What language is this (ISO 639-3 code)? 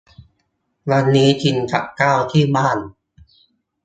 tha